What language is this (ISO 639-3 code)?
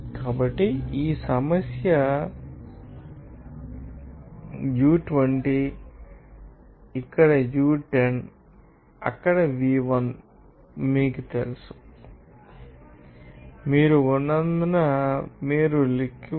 tel